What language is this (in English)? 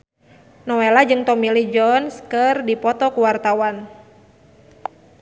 Sundanese